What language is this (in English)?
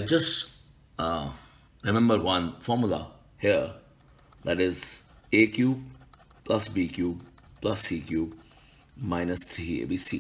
English